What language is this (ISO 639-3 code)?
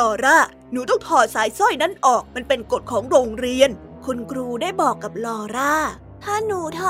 tha